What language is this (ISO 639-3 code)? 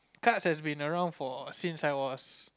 eng